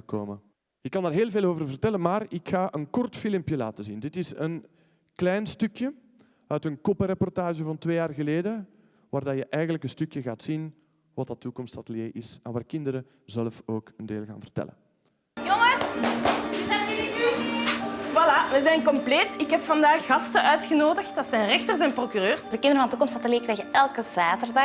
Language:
Dutch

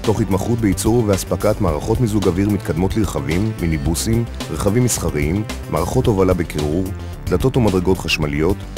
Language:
Hebrew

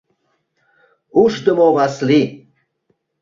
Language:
Mari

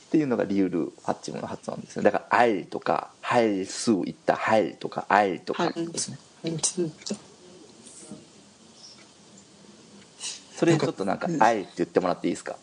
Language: Japanese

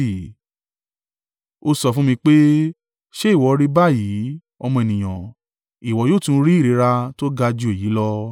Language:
Yoruba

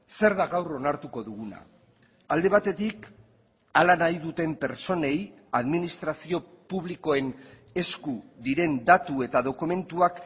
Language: Basque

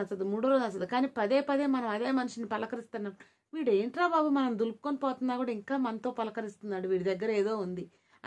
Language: Hindi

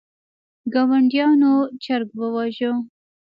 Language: Pashto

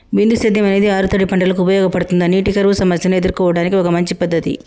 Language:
Telugu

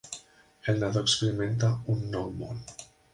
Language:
Catalan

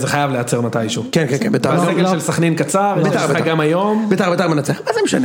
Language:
Hebrew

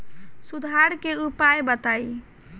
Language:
Bhojpuri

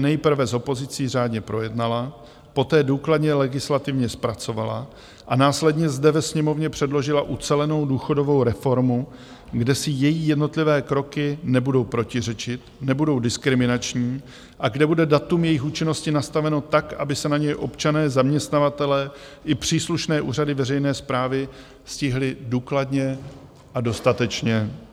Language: Czech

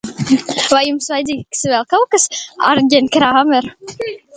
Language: Latvian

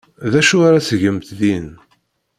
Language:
Kabyle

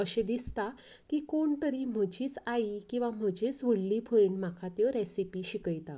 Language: Konkani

